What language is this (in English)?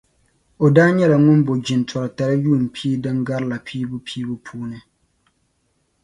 Dagbani